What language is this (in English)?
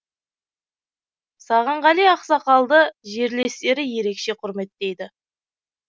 Kazakh